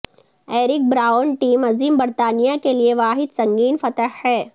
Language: Urdu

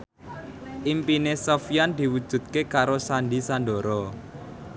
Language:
Javanese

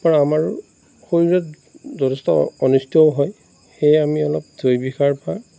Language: Assamese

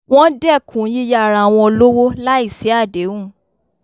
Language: Yoruba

